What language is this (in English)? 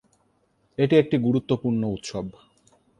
Bangla